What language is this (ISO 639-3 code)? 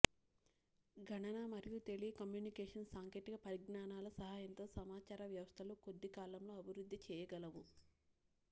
tel